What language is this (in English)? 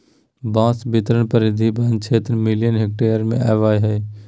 Magahi